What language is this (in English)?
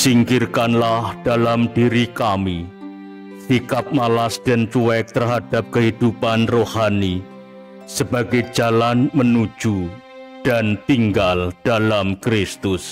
Indonesian